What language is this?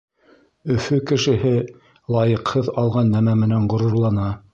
Bashkir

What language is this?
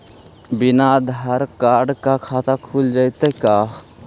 Magahi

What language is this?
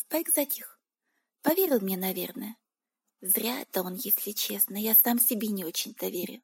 Russian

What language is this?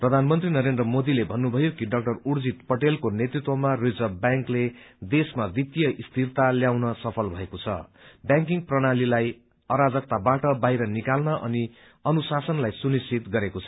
Nepali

